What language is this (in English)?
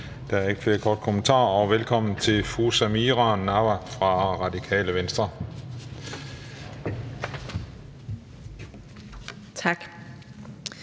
Danish